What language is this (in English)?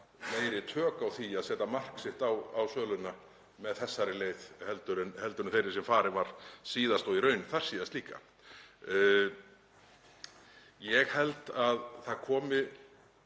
Icelandic